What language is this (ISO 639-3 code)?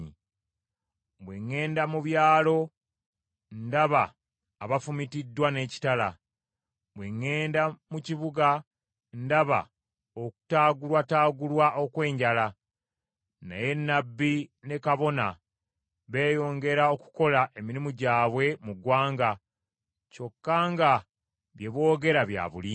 lug